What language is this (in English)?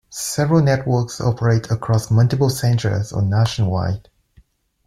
English